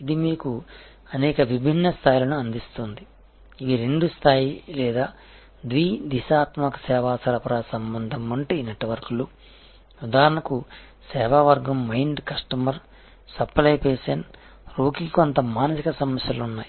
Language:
Telugu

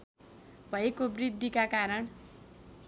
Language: Nepali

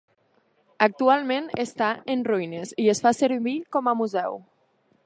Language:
Catalan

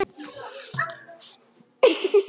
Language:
Icelandic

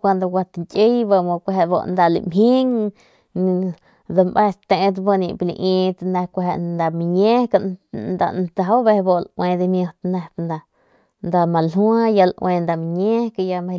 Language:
Northern Pame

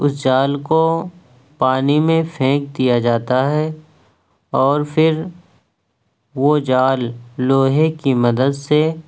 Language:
Urdu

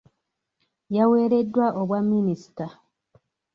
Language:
Ganda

